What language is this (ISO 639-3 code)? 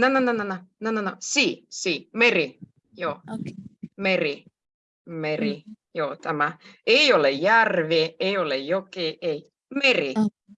fin